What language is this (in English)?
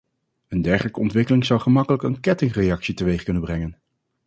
Dutch